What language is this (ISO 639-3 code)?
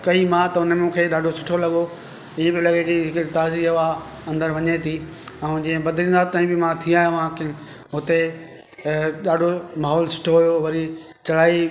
snd